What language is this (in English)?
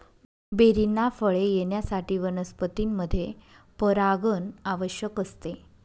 Marathi